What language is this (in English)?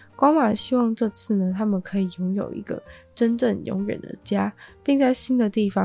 Chinese